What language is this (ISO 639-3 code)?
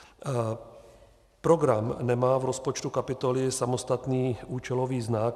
ces